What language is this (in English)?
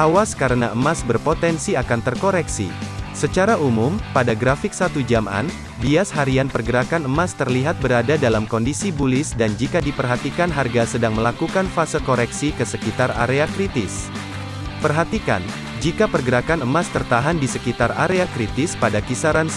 Indonesian